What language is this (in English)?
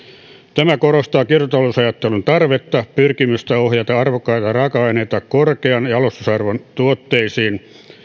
Finnish